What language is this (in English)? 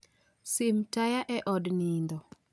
Luo (Kenya and Tanzania)